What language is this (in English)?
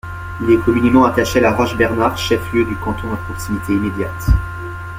French